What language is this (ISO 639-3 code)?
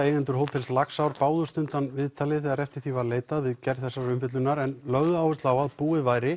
isl